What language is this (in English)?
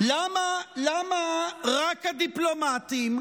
Hebrew